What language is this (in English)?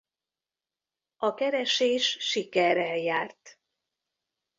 Hungarian